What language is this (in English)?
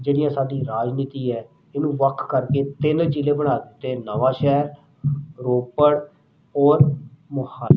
Punjabi